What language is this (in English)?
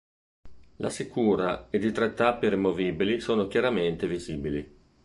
Italian